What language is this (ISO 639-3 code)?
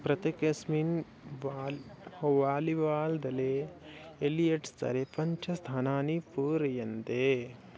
san